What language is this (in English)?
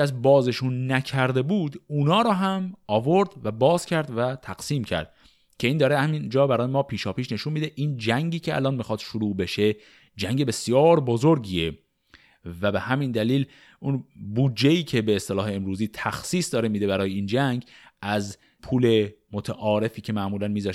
Persian